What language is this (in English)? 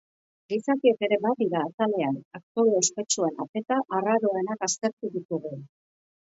Basque